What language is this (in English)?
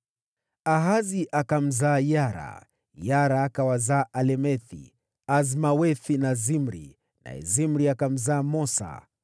Swahili